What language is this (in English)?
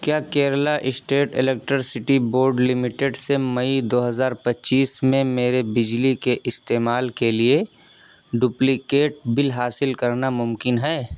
Urdu